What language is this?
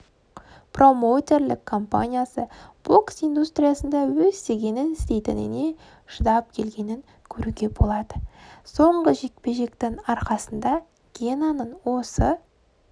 Kazakh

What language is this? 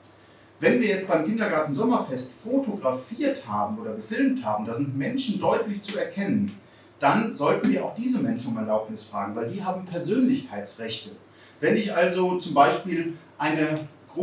German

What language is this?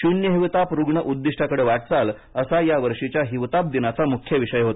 Marathi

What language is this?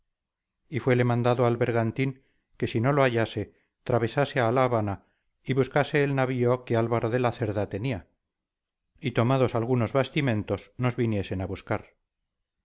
Spanish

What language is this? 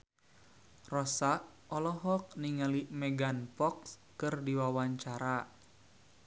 Sundanese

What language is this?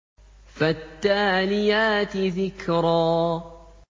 Arabic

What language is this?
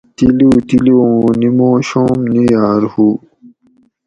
Gawri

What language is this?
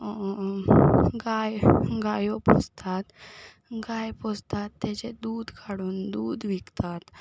Konkani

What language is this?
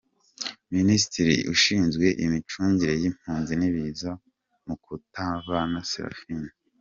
Kinyarwanda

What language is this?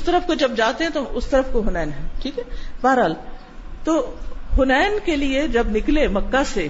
Urdu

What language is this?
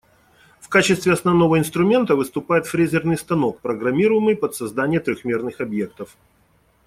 Russian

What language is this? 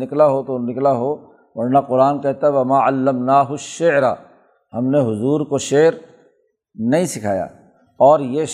Urdu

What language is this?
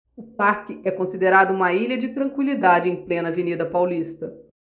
Portuguese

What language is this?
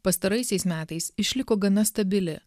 Lithuanian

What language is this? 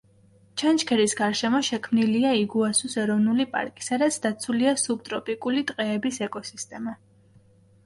Georgian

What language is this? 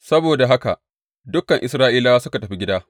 Hausa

